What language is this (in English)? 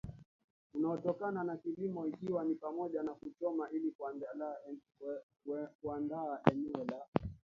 Swahili